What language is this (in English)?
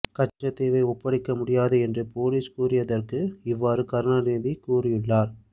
Tamil